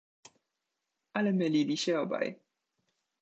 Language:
Polish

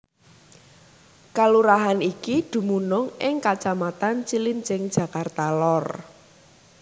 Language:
Javanese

